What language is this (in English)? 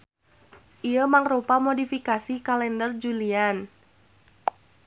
Sundanese